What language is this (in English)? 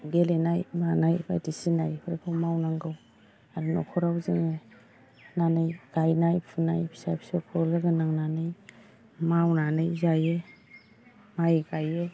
Bodo